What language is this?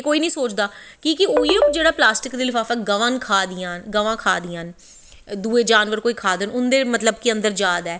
Dogri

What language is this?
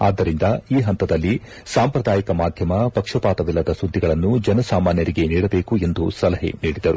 Kannada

